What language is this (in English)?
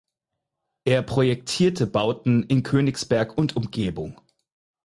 German